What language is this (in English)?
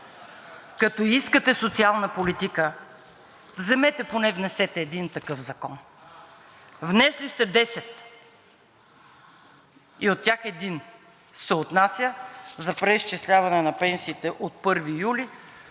Bulgarian